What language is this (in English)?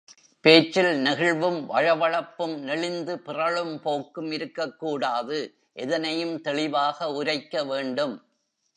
Tamil